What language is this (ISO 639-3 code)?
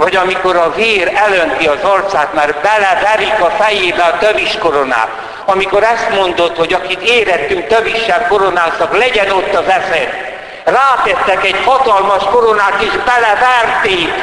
hun